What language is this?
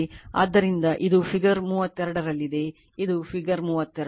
Kannada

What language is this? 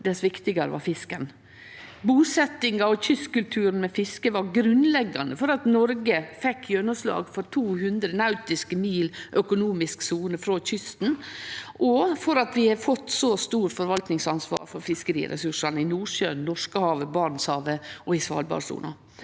Norwegian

